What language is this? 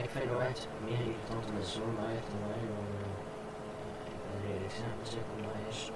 Dutch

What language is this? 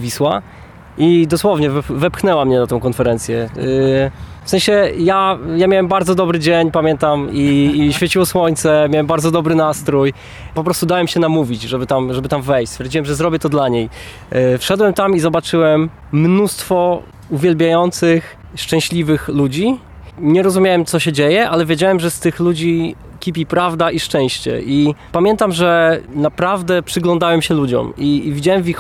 Polish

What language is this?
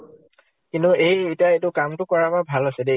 Assamese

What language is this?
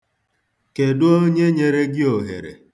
Igbo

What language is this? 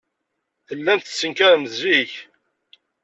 Kabyle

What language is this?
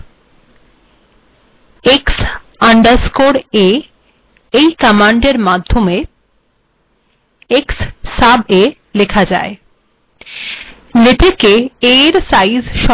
Bangla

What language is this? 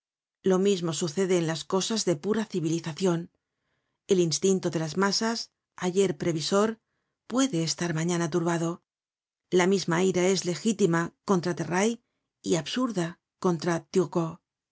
Spanish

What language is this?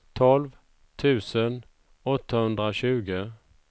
Swedish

